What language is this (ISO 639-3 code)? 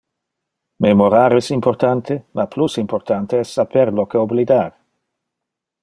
ina